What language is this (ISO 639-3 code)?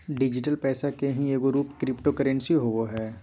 mag